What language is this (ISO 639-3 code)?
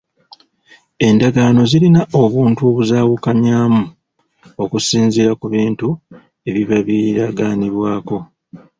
lug